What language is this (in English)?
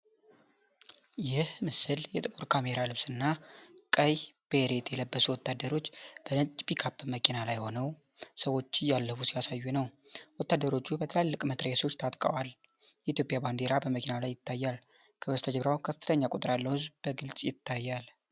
Amharic